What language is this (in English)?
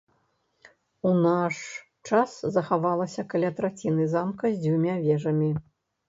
Belarusian